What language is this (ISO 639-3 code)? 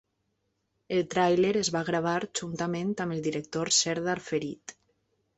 cat